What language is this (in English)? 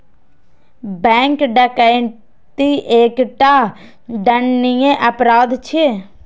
Maithili